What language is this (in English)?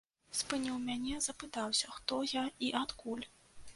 Belarusian